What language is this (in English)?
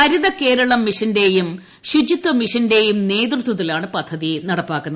Malayalam